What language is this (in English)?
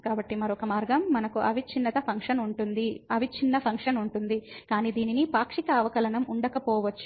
Telugu